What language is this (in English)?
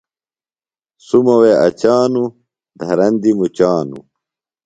Phalura